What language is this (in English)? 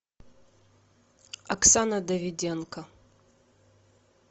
Russian